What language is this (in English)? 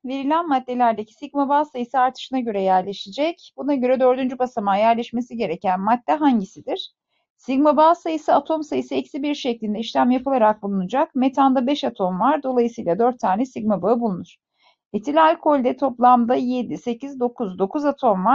Turkish